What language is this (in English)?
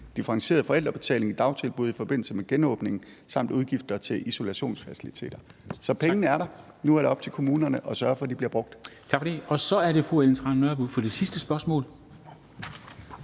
Danish